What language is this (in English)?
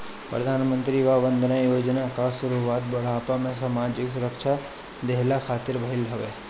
Bhojpuri